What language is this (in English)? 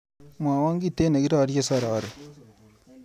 Kalenjin